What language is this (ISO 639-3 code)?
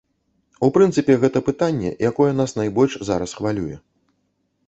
bel